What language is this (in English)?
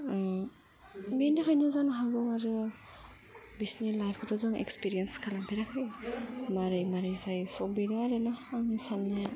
Bodo